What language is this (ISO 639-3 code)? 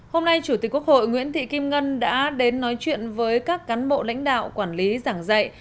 vie